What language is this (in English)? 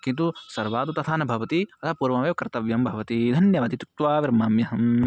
Sanskrit